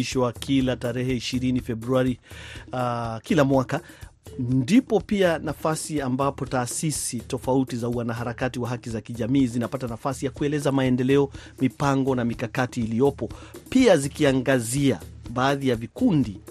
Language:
Swahili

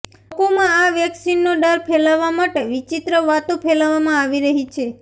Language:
Gujarati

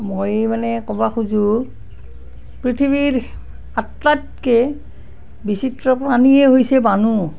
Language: Assamese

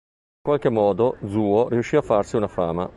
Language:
Italian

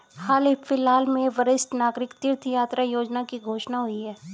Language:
Hindi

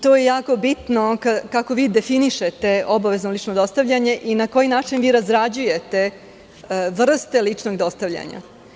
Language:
Serbian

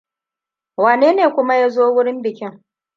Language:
Hausa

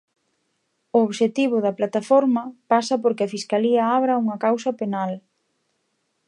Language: Galician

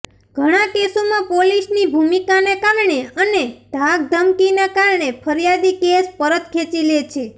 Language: Gujarati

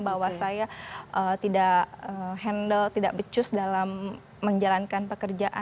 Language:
Indonesian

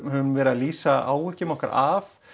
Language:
Icelandic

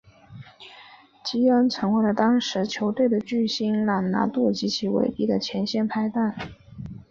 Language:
Chinese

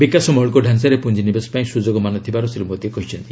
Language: Odia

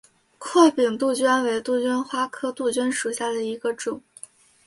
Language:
Chinese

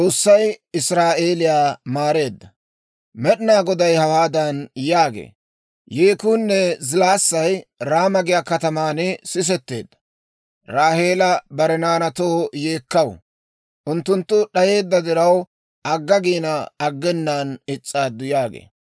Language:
Dawro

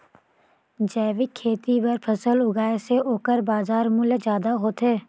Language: Chhattisgarhi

